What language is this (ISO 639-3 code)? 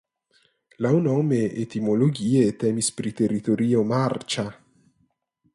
epo